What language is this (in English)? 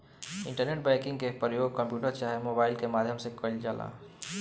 Bhojpuri